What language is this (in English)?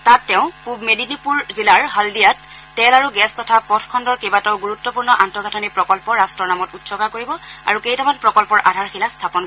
Assamese